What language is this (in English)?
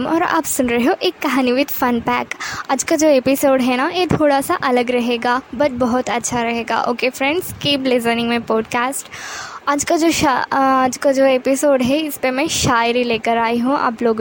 Hindi